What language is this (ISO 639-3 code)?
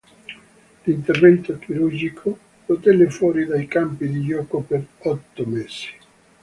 ita